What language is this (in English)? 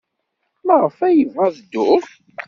Kabyle